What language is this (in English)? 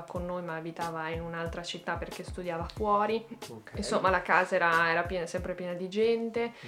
Italian